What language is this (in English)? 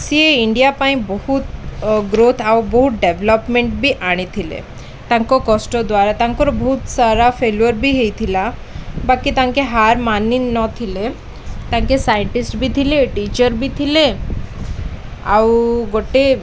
Odia